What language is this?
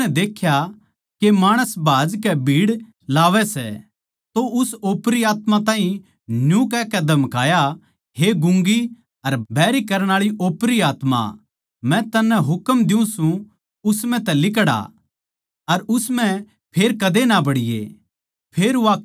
Haryanvi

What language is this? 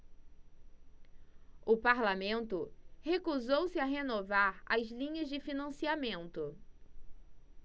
Portuguese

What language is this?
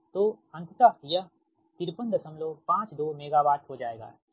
Hindi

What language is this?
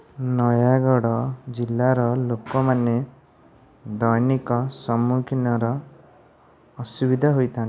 Odia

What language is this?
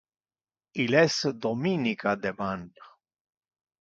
Interlingua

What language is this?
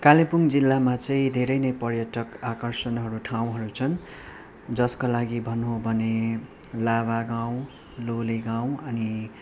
Nepali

